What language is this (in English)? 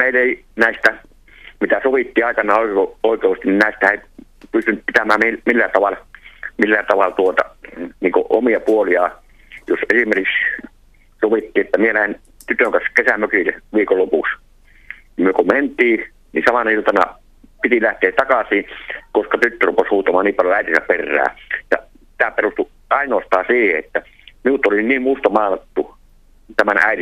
Finnish